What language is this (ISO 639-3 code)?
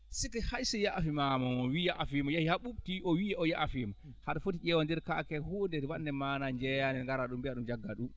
ful